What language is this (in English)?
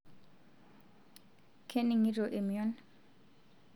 Masai